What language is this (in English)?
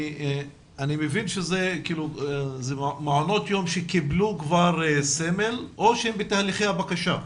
Hebrew